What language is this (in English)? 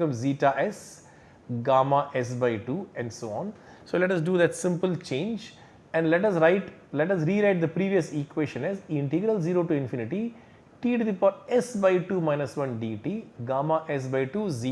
English